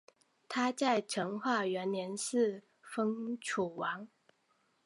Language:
Chinese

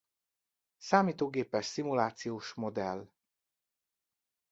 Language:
Hungarian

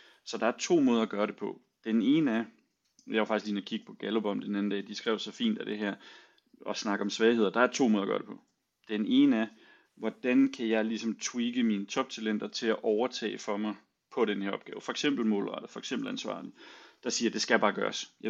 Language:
Danish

